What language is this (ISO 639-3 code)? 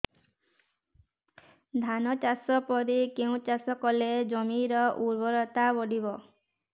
ori